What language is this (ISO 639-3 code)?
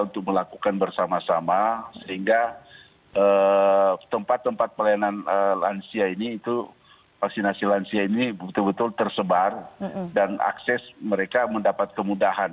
ind